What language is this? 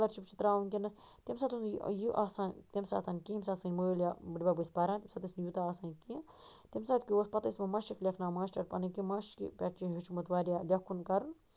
Kashmiri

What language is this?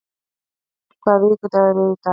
Icelandic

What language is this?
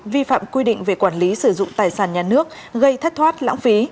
Vietnamese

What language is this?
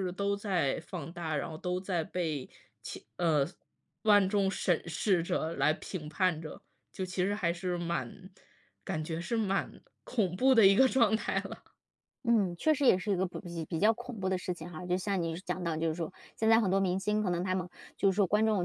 Chinese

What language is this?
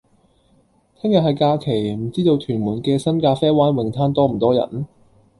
Cantonese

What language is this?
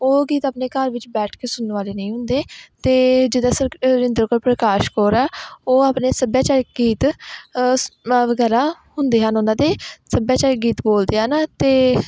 Punjabi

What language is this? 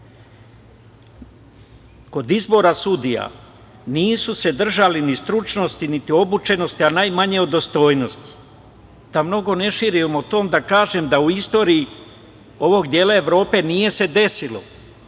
Serbian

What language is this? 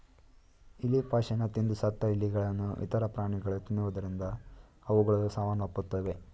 Kannada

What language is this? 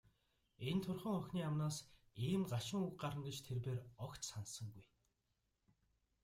Mongolian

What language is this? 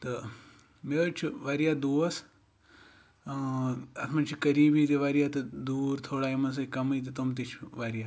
Kashmiri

